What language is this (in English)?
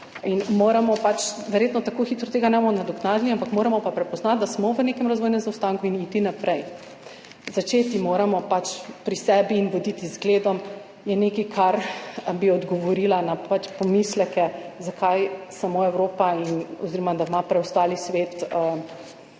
Slovenian